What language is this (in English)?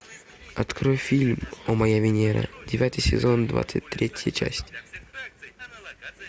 Russian